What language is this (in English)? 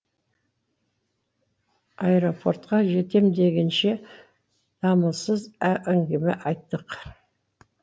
Kazakh